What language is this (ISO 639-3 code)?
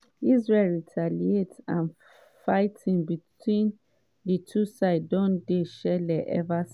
pcm